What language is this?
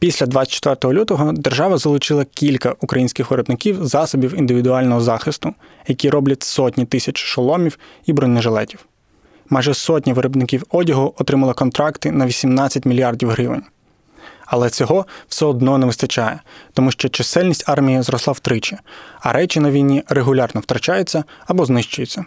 Ukrainian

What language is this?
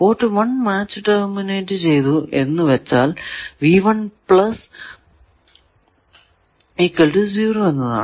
Malayalam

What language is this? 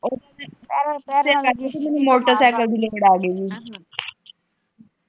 Punjabi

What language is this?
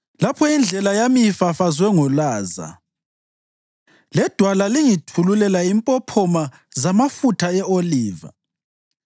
North Ndebele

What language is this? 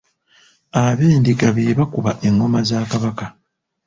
Ganda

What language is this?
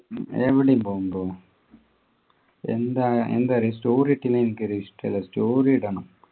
Malayalam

